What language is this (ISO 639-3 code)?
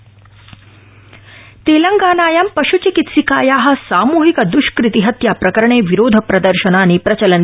san